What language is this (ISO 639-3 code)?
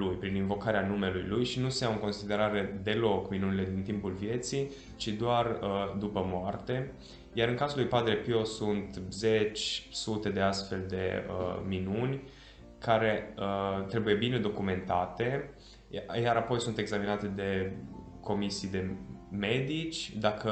ron